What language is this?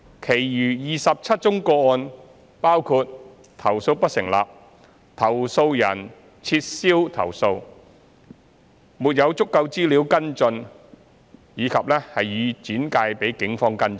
Cantonese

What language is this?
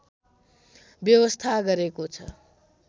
Nepali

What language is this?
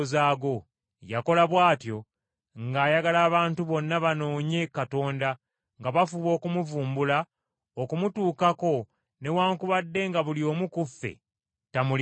Ganda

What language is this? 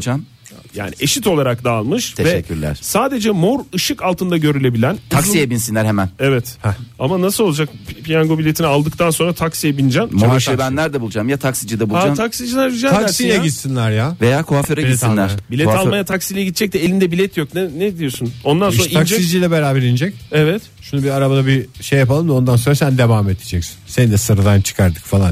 Turkish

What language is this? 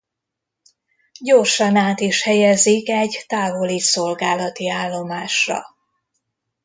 Hungarian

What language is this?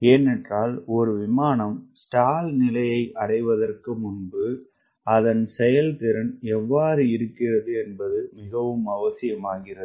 Tamil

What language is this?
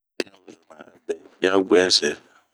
Bomu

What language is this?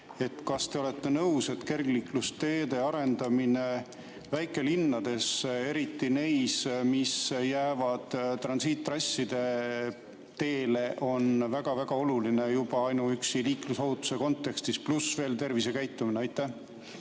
Estonian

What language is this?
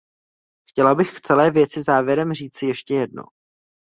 Czech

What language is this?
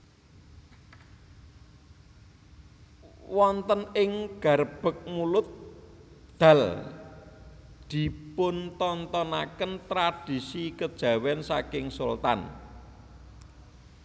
Javanese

